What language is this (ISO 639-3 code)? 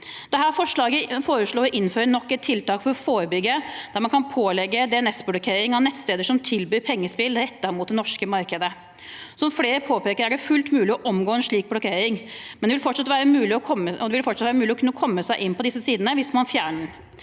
nor